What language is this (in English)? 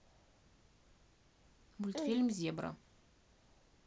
Russian